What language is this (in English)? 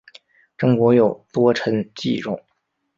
Chinese